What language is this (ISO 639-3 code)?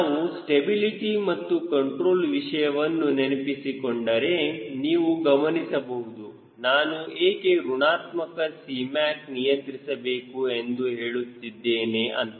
kan